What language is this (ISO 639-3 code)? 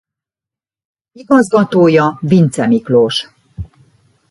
hun